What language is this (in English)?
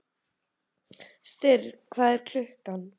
Icelandic